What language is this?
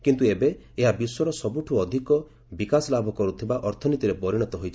Odia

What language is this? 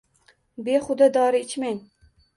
Uzbek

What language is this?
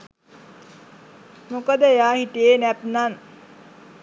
Sinhala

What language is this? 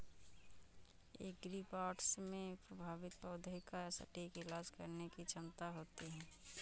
Hindi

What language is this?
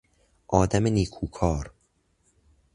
Persian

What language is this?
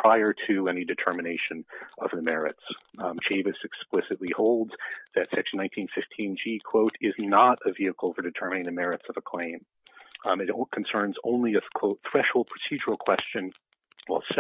English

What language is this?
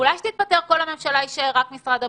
Hebrew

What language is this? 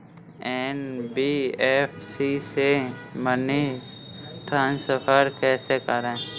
Hindi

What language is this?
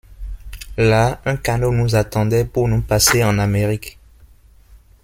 French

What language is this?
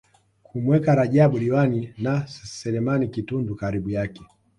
Swahili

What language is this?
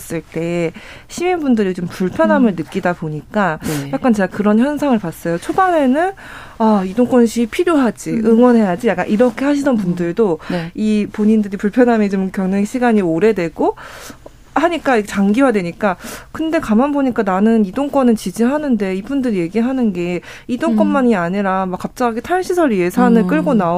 Korean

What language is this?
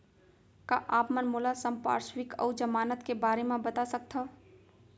Chhattisgarhi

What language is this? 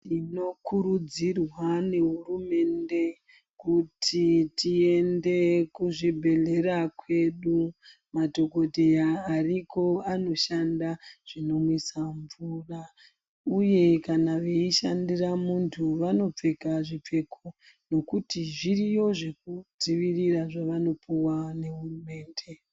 Ndau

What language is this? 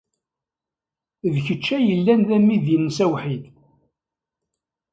Kabyle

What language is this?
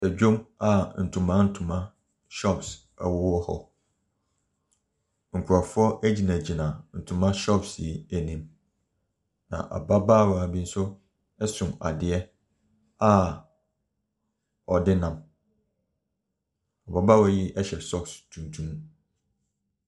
Akan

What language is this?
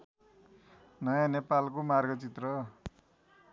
Nepali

